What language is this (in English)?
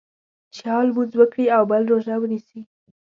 Pashto